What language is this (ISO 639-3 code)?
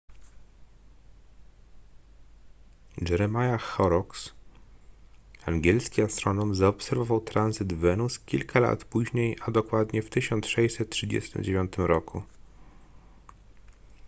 pol